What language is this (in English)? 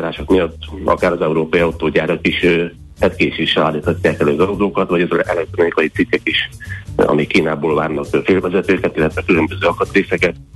Hungarian